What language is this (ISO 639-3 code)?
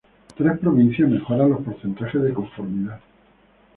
spa